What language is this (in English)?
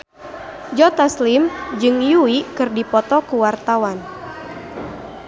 Sundanese